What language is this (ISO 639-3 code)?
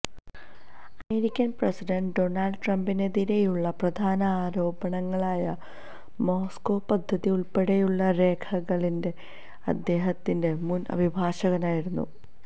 mal